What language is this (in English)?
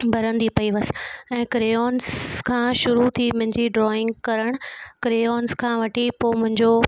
Sindhi